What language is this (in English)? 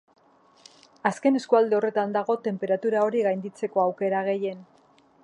Basque